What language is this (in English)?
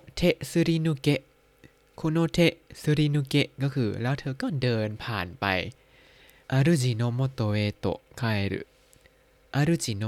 Thai